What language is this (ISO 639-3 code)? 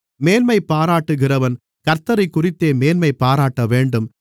tam